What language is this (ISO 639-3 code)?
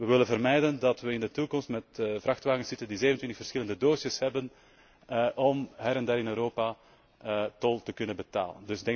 nld